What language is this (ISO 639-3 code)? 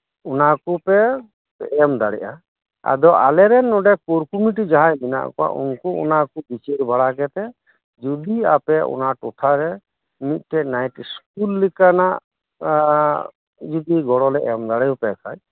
sat